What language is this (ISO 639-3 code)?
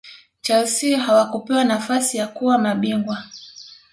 swa